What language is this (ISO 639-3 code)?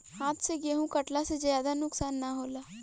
bho